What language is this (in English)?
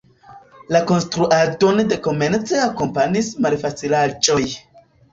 Esperanto